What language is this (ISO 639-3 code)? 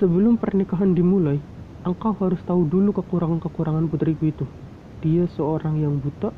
ind